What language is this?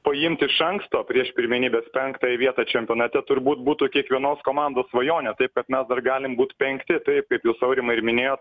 Lithuanian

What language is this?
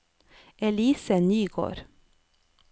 Norwegian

